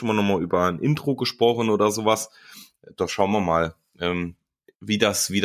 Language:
German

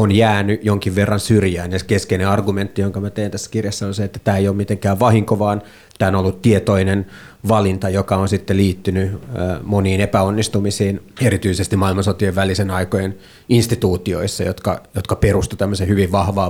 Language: Finnish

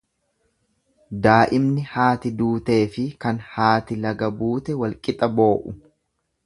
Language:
Oromo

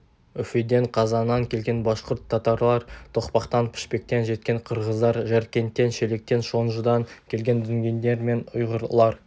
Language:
Kazakh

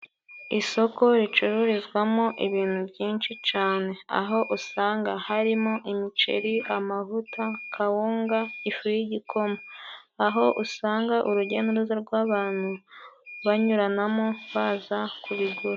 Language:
Kinyarwanda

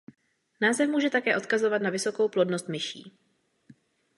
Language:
Czech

